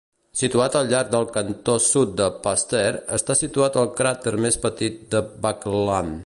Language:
Catalan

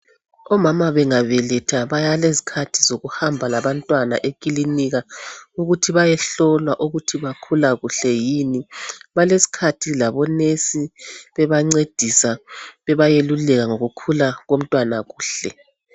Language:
North Ndebele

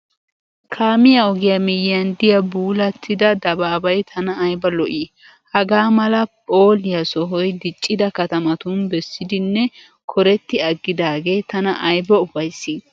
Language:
Wolaytta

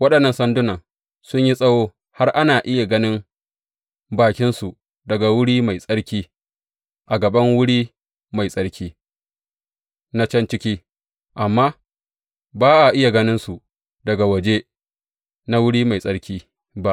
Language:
Hausa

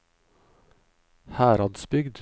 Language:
Norwegian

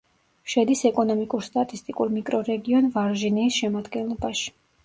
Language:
Georgian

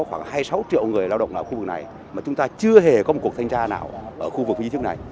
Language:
Vietnamese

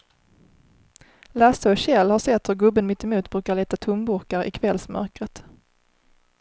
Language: Swedish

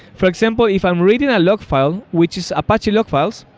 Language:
English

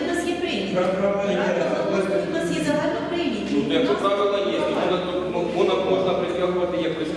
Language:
Ukrainian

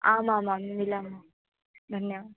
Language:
Sanskrit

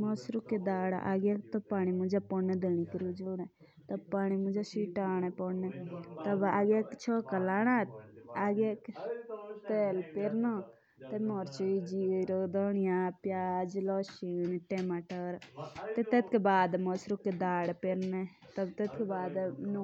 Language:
Jaunsari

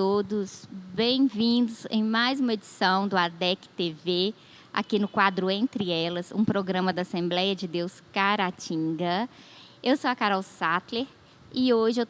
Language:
Portuguese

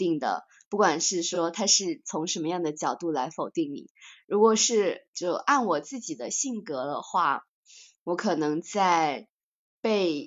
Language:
Chinese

